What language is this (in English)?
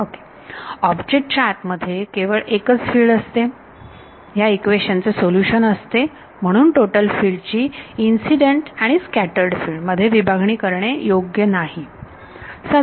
Marathi